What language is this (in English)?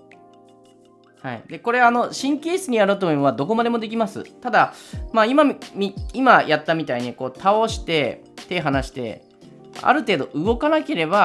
Japanese